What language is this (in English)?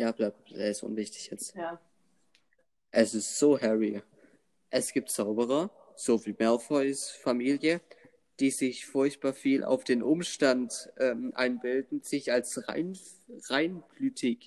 German